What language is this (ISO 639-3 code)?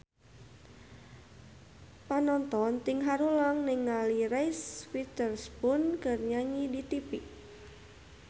sun